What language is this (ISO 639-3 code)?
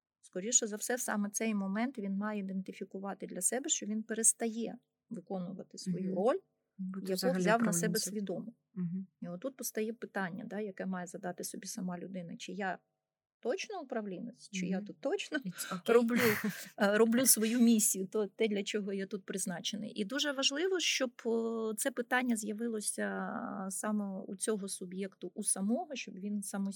ukr